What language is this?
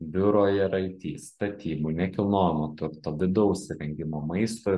Lithuanian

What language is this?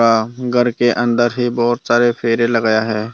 Hindi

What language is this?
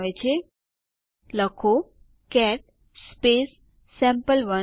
Gujarati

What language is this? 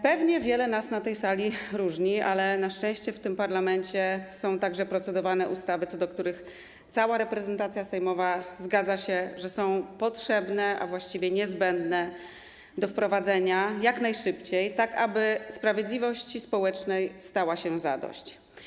Polish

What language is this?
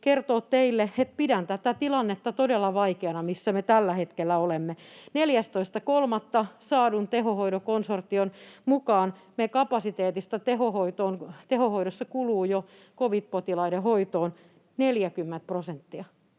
Finnish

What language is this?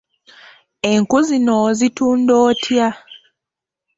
Ganda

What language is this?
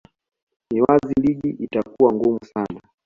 Swahili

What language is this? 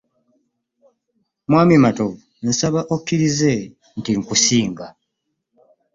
Ganda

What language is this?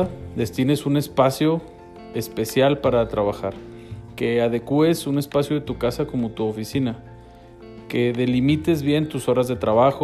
Spanish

